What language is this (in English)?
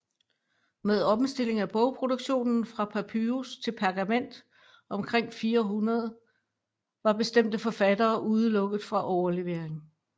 Danish